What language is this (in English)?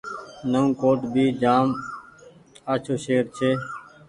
Goaria